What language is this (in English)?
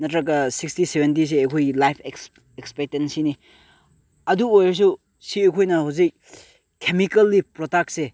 Manipuri